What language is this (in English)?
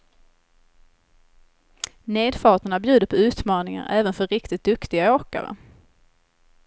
Swedish